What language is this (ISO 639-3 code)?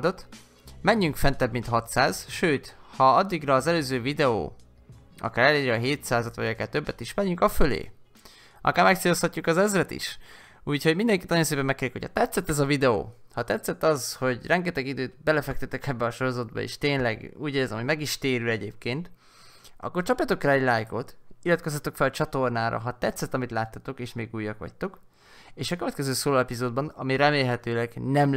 hun